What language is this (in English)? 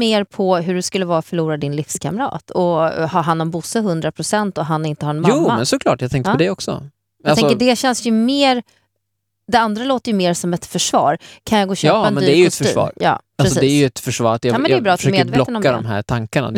Swedish